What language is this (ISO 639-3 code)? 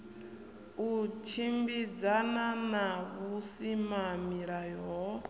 ven